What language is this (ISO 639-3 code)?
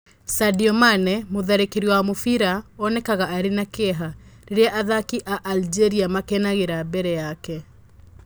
kik